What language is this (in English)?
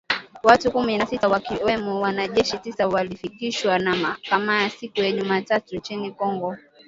Swahili